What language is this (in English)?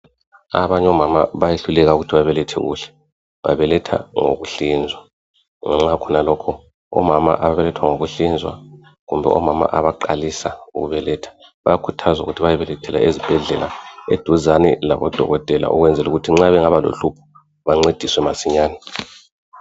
North Ndebele